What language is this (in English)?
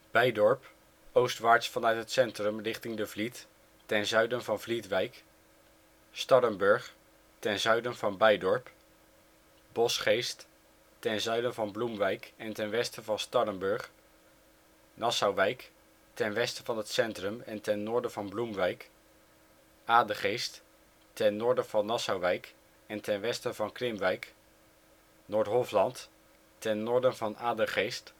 Dutch